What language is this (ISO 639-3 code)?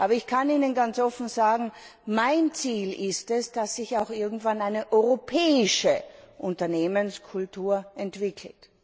deu